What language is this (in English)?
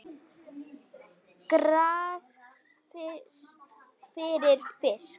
Icelandic